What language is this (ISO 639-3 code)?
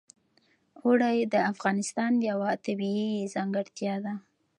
pus